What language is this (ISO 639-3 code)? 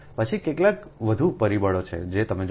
guj